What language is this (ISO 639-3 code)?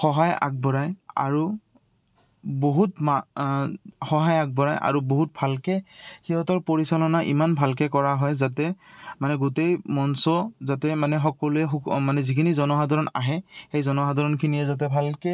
asm